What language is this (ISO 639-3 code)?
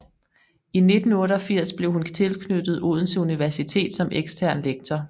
dan